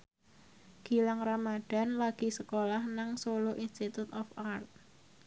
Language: Javanese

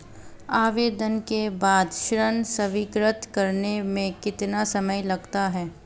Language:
Hindi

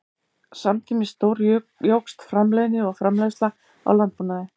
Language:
Icelandic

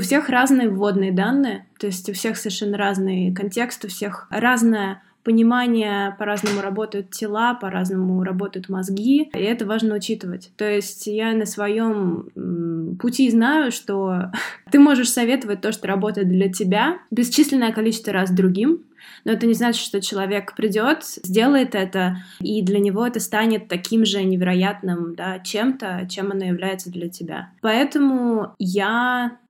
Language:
Russian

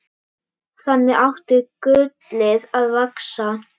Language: Icelandic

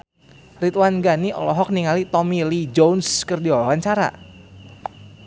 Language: Sundanese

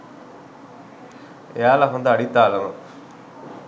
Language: Sinhala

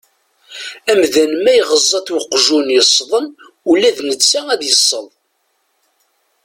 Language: Kabyle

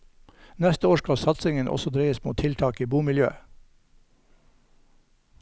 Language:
Norwegian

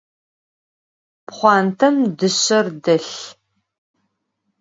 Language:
Adyghe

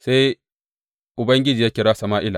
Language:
Hausa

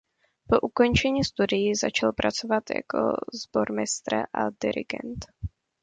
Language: Czech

